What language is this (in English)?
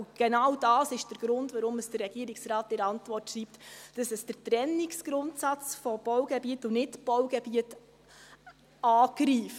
Swiss German